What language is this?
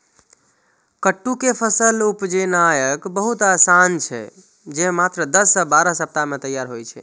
Maithili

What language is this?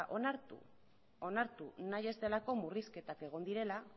Basque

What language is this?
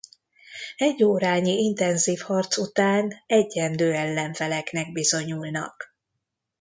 Hungarian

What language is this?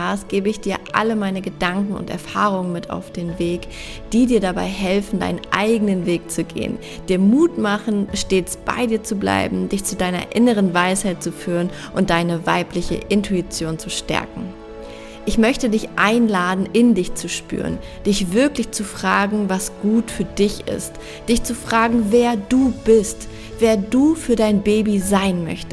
German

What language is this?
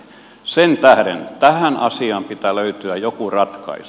Finnish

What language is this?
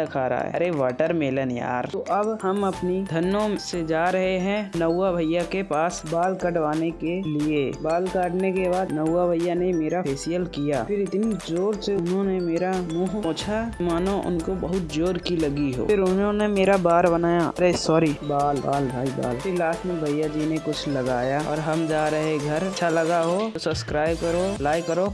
Hindi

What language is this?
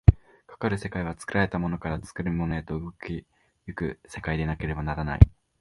Japanese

